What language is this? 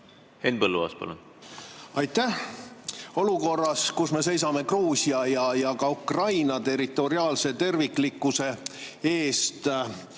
Estonian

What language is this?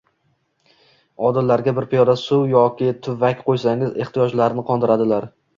Uzbek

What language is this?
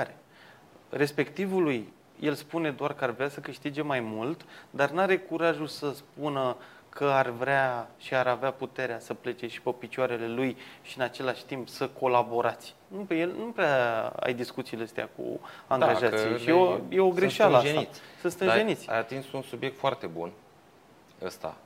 Romanian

